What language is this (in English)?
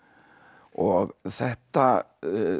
Icelandic